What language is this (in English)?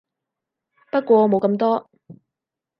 Cantonese